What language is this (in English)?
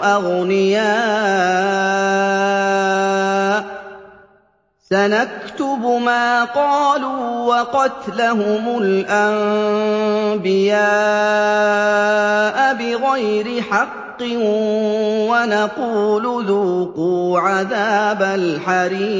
Arabic